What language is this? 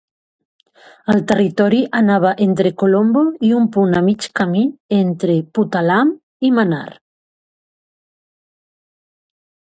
Catalan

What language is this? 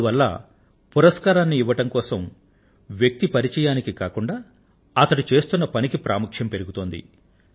Telugu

